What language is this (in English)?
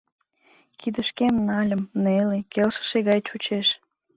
Mari